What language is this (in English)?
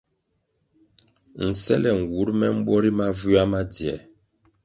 Kwasio